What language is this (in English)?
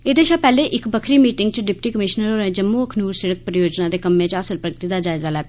Dogri